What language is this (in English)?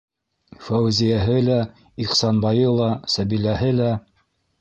Bashkir